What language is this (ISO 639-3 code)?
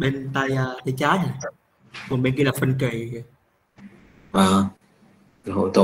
vie